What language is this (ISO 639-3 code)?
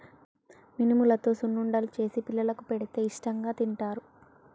tel